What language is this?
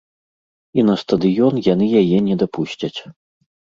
Belarusian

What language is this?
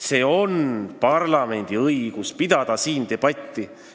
Estonian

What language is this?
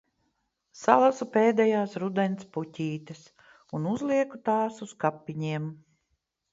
Latvian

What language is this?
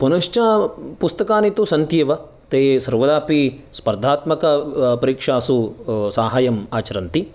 Sanskrit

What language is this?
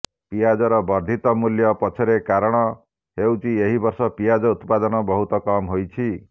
Odia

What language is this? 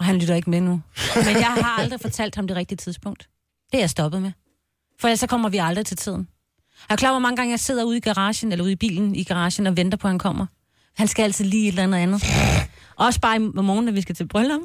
Danish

